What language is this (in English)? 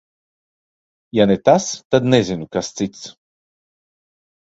Latvian